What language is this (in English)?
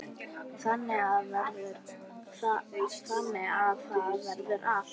Icelandic